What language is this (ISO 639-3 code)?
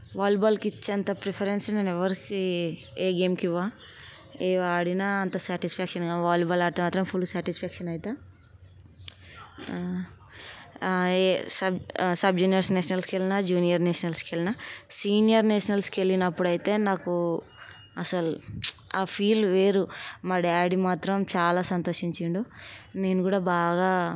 tel